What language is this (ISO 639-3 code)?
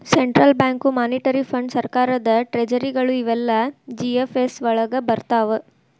kan